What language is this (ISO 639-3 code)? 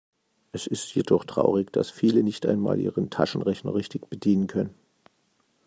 deu